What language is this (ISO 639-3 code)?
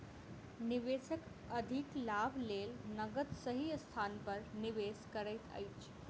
mai